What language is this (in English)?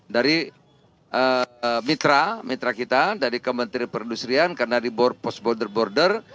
Indonesian